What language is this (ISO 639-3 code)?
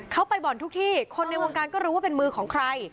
tha